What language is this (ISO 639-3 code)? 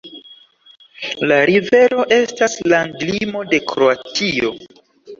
epo